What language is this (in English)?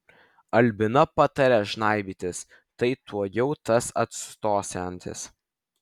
Lithuanian